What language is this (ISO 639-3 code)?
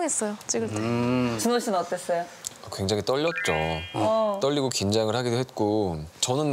kor